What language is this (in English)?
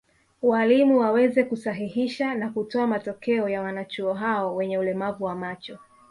Swahili